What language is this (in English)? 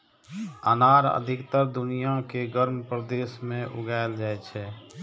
Maithili